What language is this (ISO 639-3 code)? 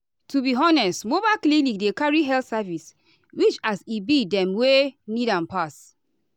pcm